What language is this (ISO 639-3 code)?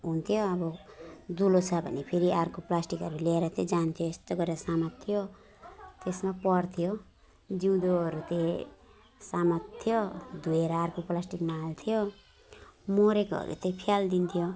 nep